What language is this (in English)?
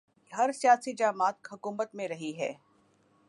Urdu